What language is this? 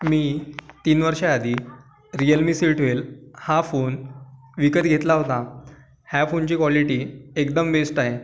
Marathi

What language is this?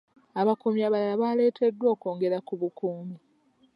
Ganda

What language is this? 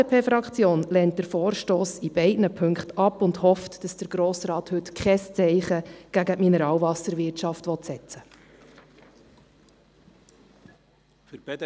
Swiss German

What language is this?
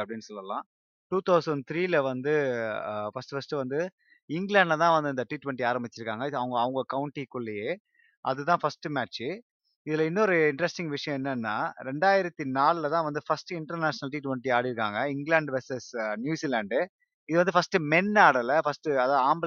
Tamil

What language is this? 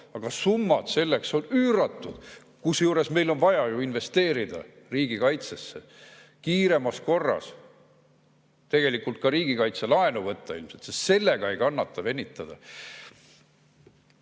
Estonian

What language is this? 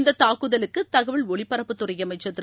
Tamil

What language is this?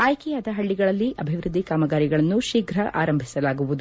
Kannada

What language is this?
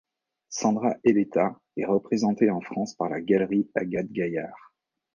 French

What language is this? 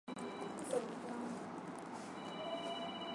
Swahili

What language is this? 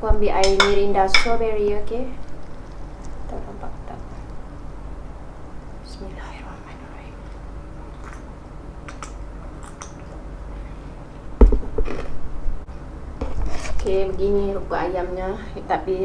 Malay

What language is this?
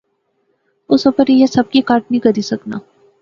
Pahari-Potwari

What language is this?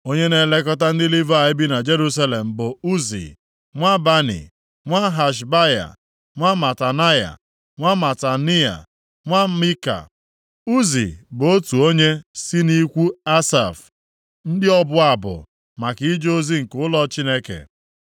Igbo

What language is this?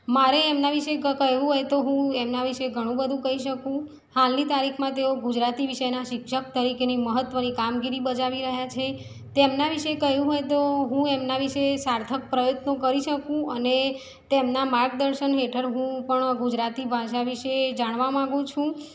Gujarati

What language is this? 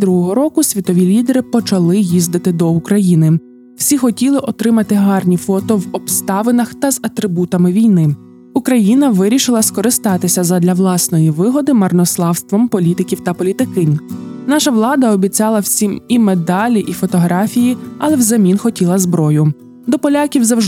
Ukrainian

